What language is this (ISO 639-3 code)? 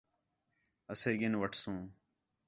xhe